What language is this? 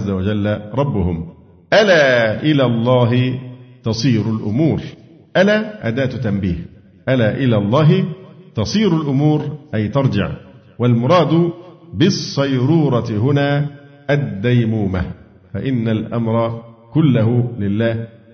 Arabic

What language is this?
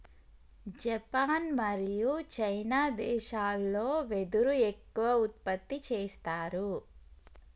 Telugu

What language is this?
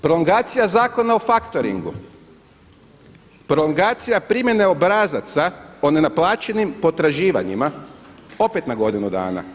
Croatian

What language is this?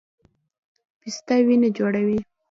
Pashto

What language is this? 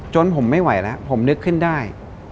Thai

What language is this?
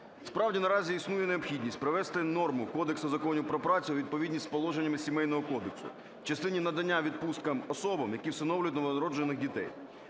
Ukrainian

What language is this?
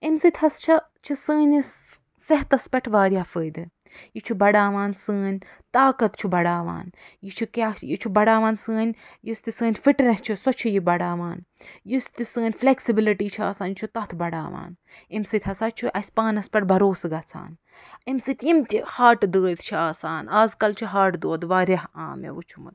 Kashmiri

